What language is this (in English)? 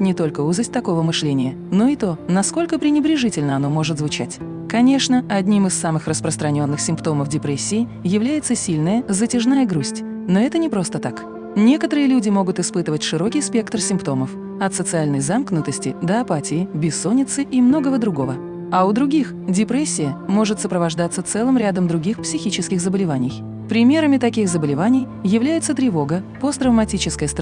Russian